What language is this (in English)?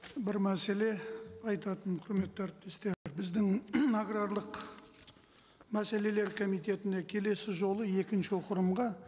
Kazakh